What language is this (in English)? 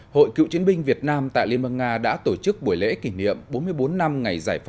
Vietnamese